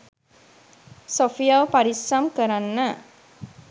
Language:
Sinhala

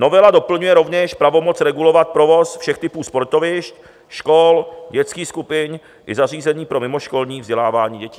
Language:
Czech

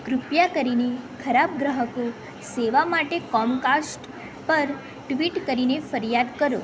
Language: Gujarati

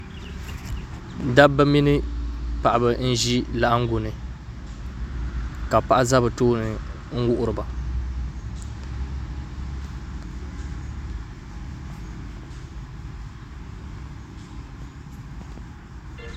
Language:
Dagbani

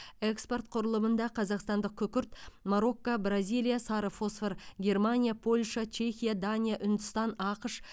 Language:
Kazakh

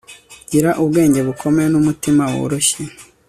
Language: Kinyarwanda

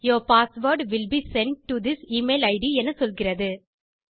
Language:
Tamil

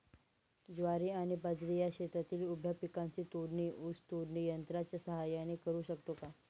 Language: Marathi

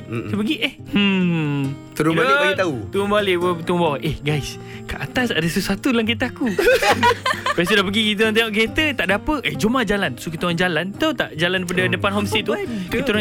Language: Malay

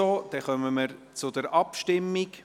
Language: Swiss German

